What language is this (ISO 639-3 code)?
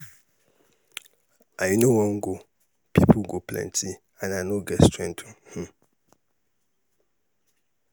pcm